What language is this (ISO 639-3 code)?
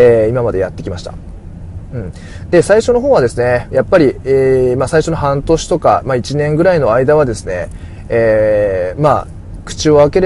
jpn